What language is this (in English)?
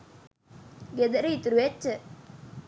Sinhala